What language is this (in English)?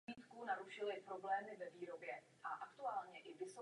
Czech